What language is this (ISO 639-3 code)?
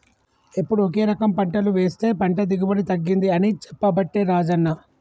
tel